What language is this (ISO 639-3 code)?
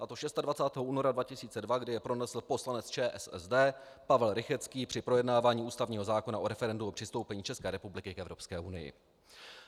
ces